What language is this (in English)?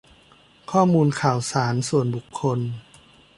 Thai